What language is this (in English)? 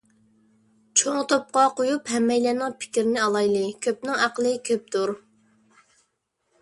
Uyghur